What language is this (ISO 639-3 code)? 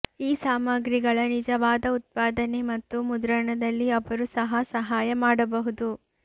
kan